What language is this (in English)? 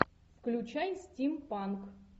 Russian